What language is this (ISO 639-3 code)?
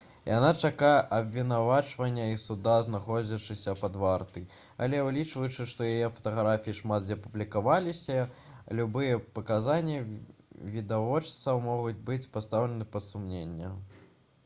bel